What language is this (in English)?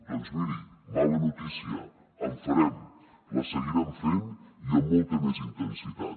Catalan